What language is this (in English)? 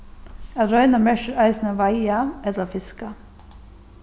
Faroese